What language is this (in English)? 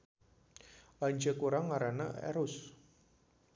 Sundanese